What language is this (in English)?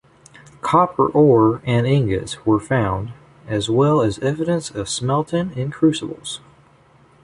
English